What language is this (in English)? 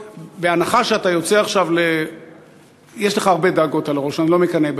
Hebrew